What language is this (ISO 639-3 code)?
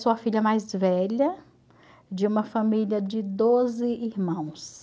por